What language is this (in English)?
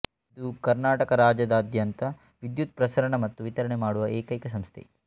Kannada